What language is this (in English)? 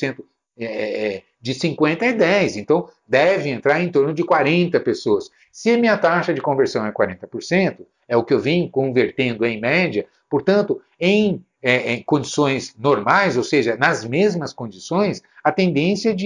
Portuguese